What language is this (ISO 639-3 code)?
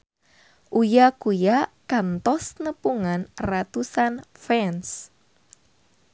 sun